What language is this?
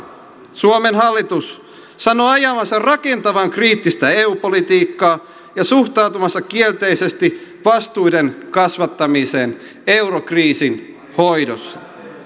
Finnish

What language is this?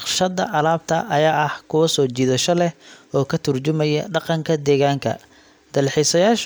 Somali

